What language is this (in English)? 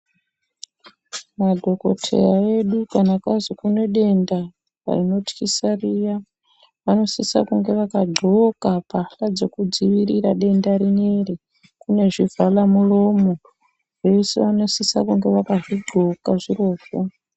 Ndau